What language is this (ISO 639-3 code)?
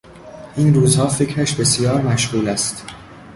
fas